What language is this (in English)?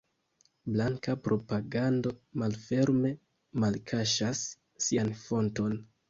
Esperanto